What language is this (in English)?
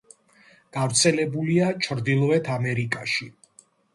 Georgian